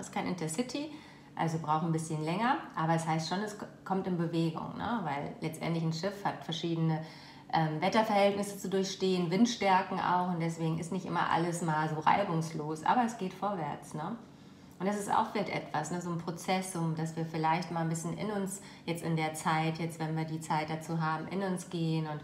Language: German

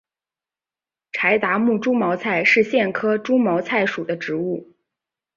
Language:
Chinese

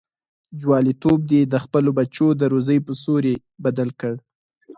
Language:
Pashto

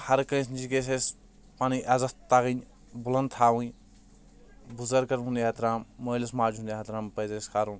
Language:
Kashmiri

